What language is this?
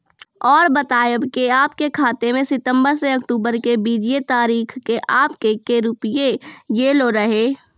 Maithili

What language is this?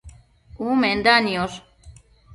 Matsés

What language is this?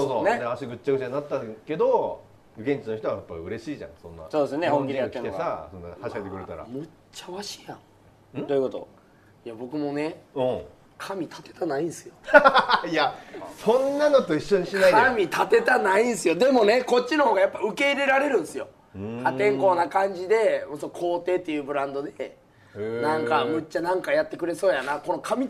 Japanese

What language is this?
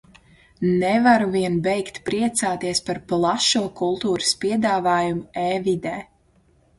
Latvian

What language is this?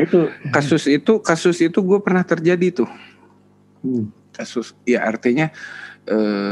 Indonesian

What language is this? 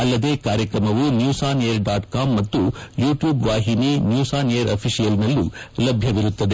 Kannada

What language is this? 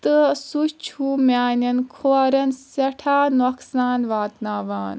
Kashmiri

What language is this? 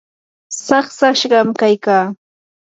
Yanahuanca Pasco Quechua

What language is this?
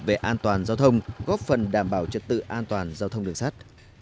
Vietnamese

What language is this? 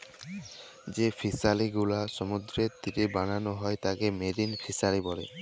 Bangla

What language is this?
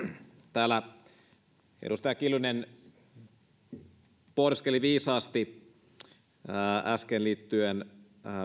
Finnish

